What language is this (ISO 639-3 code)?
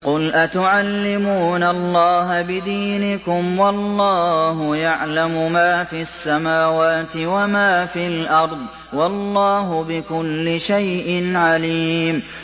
ara